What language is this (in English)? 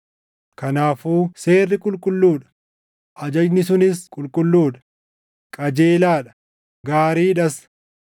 Oromo